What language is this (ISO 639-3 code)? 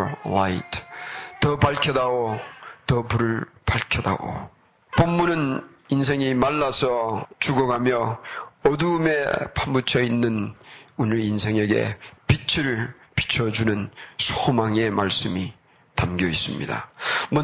kor